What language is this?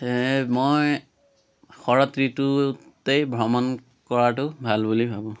Assamese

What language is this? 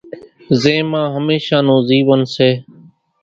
Kachi Koli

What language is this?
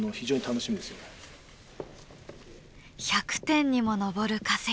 Japanese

